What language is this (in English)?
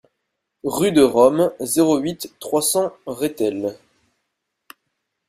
French